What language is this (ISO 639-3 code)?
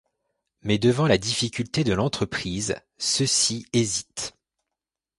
fra